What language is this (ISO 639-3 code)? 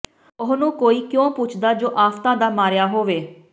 pan